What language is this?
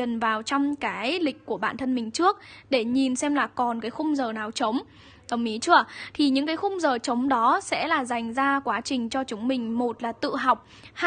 Vietnamese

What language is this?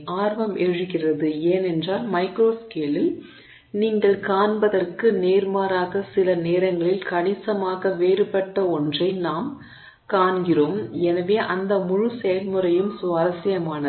Tamil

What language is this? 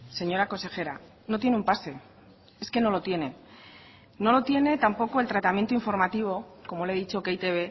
Spanish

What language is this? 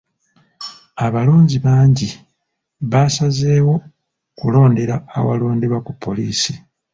Ganda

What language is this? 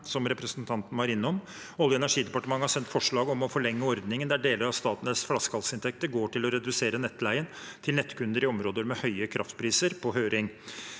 Norwegian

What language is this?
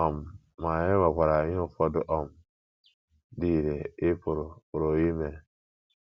Igbo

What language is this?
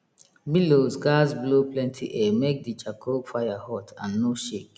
Nigerian Pidgin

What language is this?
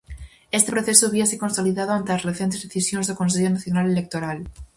Galician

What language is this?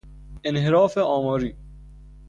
Persian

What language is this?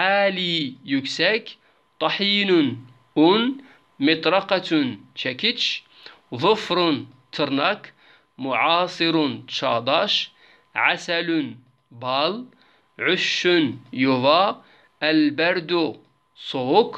Turkish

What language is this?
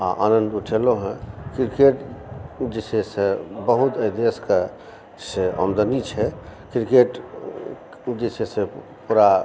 Maithili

